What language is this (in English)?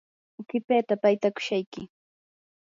Yanahuanca Pasco Quechua